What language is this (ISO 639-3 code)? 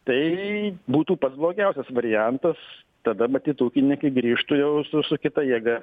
lit